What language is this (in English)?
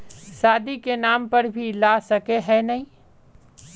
Magahi